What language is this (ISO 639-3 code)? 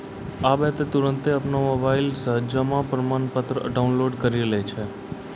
mai